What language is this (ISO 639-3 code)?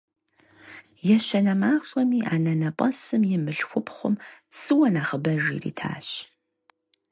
kbd